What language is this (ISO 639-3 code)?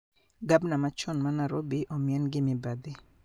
luo